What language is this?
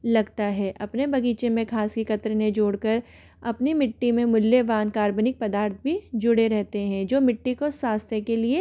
Hindi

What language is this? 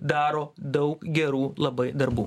Lithuanian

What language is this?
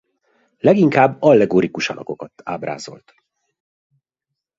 Hungarian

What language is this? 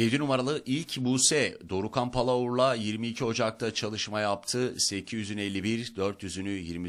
Turkish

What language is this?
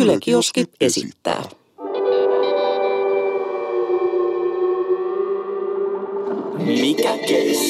Finnish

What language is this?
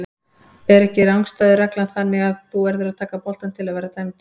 Icelandic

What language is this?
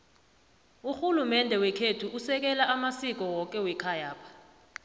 South Ndebele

